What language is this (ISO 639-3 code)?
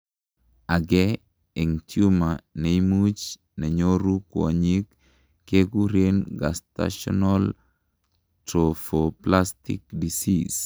kln